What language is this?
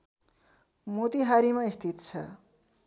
Nepali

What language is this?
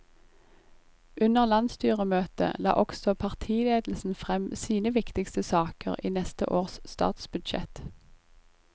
Norwegian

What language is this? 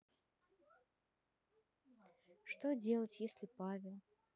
Russian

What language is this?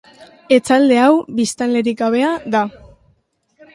Basque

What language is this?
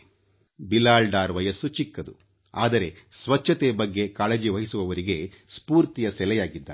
Kannada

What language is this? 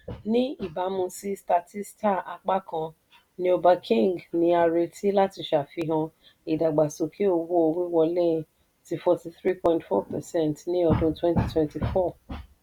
Yoruba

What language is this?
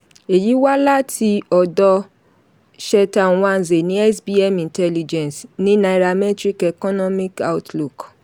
Yoruba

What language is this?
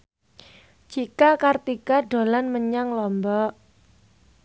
Javanese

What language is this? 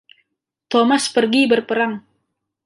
Indonesian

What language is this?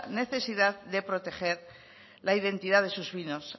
Spanish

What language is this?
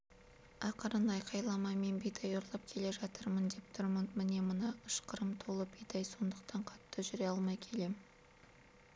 Kazakh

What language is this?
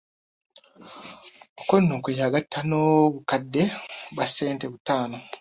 Ganda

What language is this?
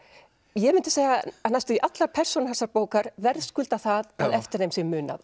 Icelandic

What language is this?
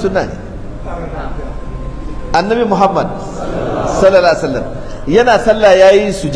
Indonesian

